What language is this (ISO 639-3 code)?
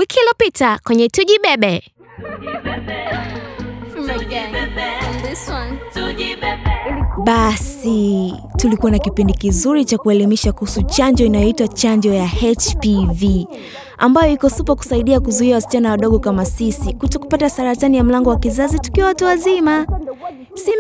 swa